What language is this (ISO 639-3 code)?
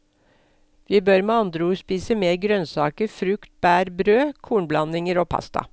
nor